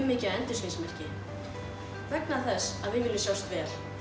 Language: Icelandic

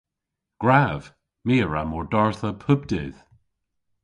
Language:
Cornish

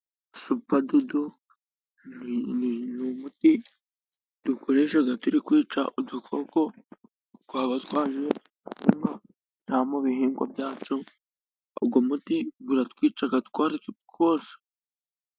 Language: Kinyarwanda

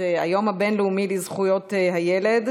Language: Hebrew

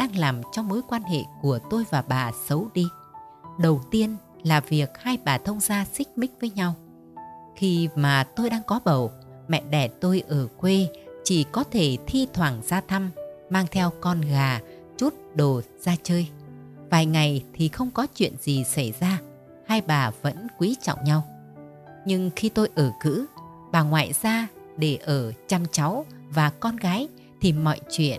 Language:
Vietnamese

